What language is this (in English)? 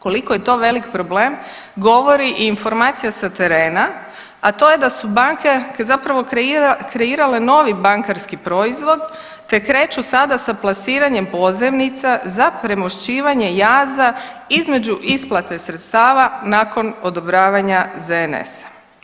Croatian